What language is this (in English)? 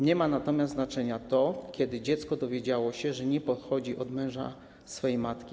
Polish